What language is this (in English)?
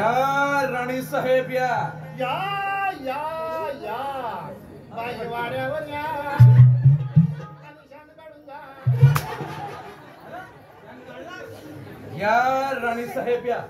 Marathi